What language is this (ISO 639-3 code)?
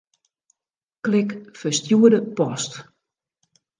fry